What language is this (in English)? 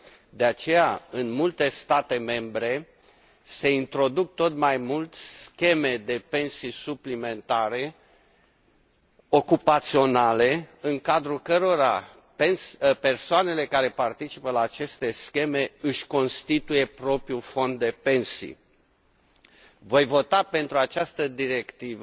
Romanian